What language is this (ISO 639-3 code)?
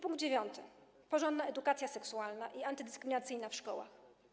pol